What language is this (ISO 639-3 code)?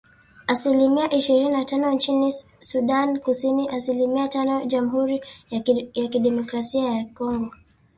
swa